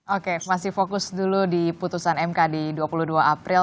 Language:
Indonesian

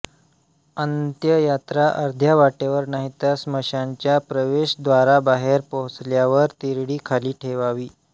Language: Marathi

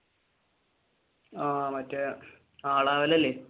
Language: Malayalam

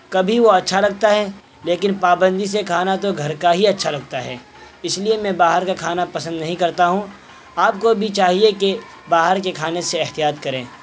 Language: Urdu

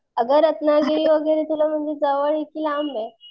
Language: Marathi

